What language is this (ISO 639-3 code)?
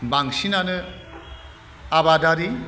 brx